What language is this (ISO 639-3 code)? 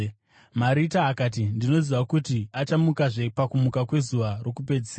sna